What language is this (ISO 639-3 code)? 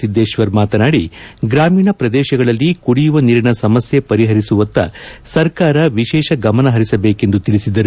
kan